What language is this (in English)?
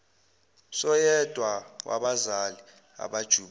Zulu